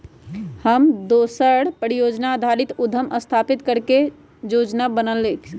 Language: Magahi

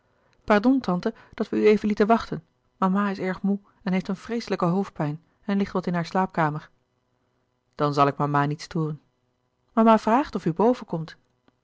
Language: Dutch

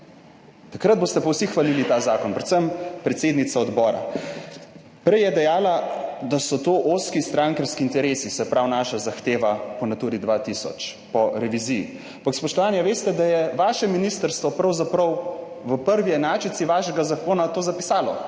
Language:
Slovenian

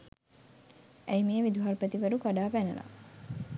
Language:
Sinhala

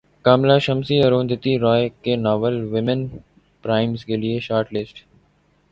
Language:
Urdu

